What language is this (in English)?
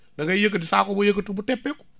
Wolof